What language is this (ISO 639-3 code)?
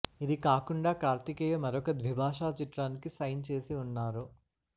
tel